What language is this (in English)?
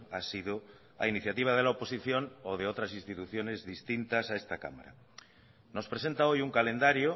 Spanish